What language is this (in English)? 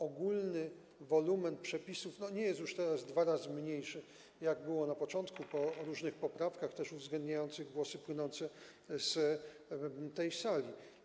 Polish